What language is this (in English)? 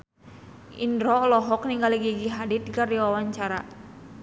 Sundanese